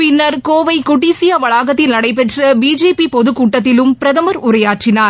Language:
Tamil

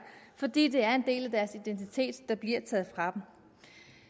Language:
Danish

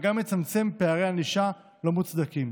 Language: Hebrew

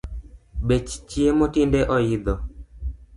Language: Luo (Kenya and Tanzania)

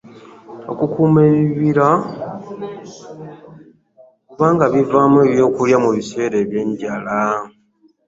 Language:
Ganda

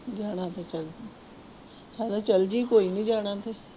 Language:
Punjabi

